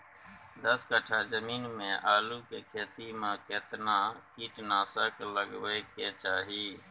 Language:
Maithili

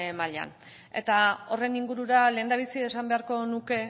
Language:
Basque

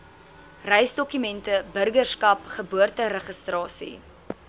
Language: Afrikaans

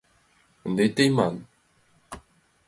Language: Mari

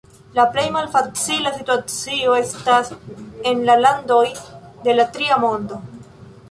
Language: Esperanto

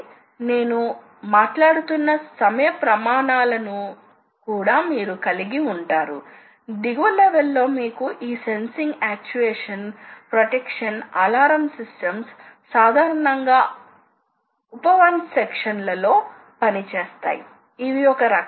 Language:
Telugu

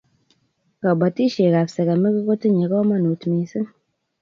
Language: Kalenjin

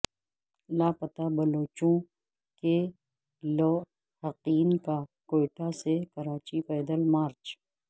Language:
Urdu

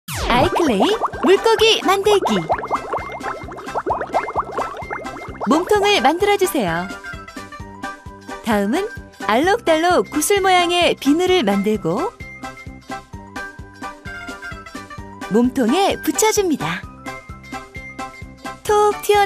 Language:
Korean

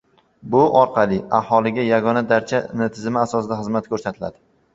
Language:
Uzbek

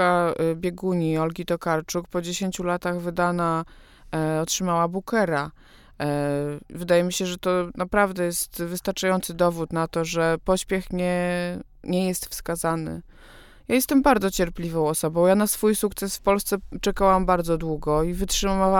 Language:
Polish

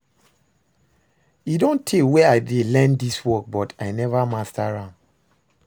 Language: Nigerian Pidgin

